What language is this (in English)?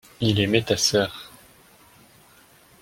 French